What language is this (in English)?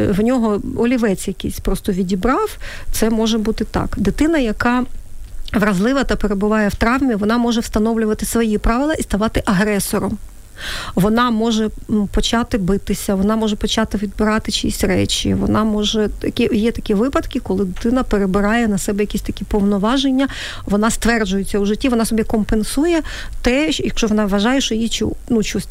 Ukrainian